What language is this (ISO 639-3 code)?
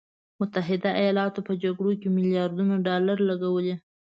pus